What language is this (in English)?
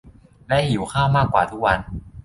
Thai